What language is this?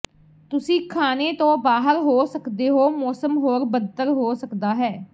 Punjabi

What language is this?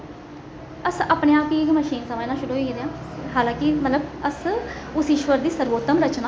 Dogri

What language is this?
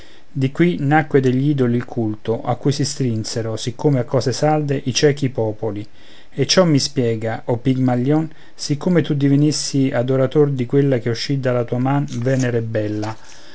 Italian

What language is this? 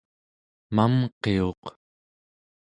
Central Yupik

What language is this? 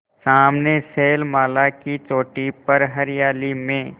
Hindi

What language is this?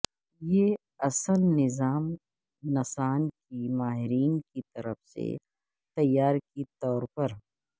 Urdu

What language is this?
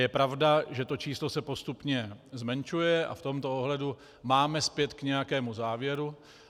Czech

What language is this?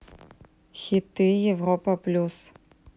Russian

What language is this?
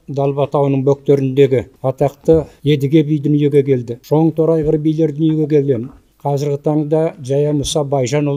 Turkish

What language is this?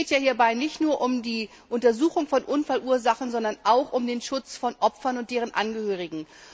German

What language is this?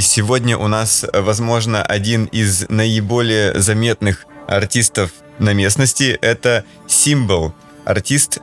Russian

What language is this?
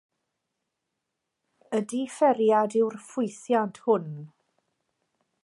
Welsh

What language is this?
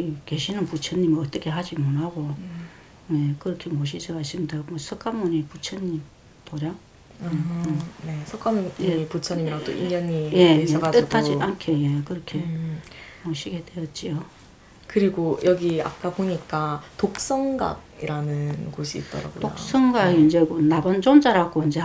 Korean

